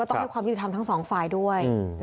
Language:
Thai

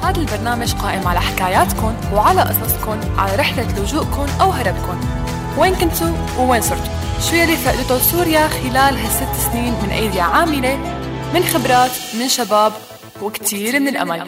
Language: Arabic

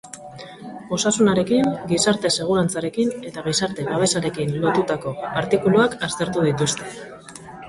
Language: Basque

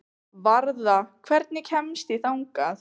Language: Icelandic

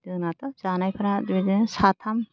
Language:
Bodo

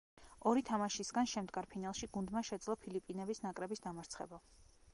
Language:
Georgian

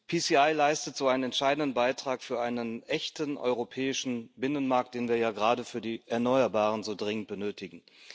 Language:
German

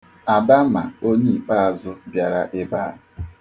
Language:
Igbo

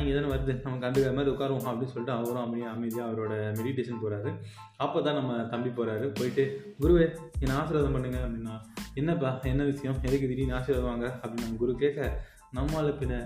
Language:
Tamil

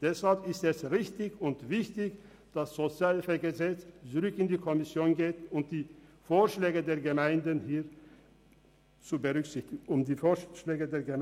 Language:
Swiss German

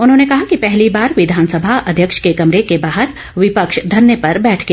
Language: Hindi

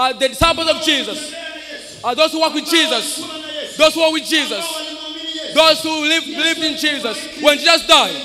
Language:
English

